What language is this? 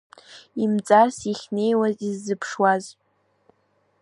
Abkhazian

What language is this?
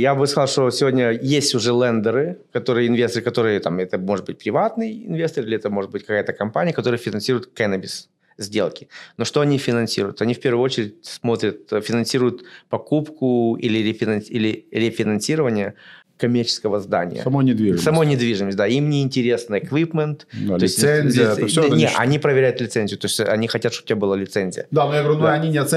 Russian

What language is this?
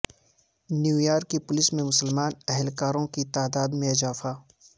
Urdu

